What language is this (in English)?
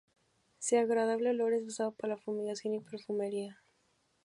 Spanish